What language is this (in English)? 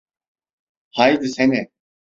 Turkish